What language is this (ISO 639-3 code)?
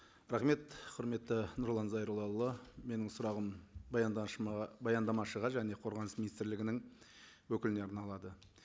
kaz